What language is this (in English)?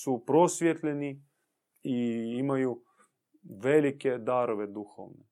Croatian